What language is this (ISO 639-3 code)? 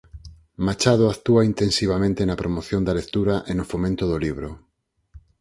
glg